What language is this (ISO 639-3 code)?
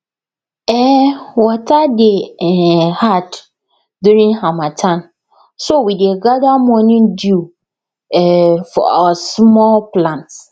pcm